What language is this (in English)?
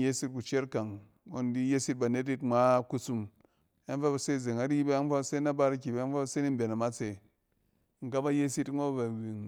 Cen